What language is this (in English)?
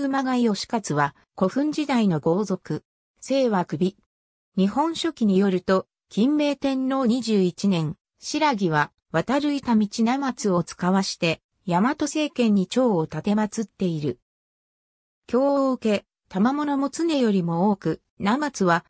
Japanese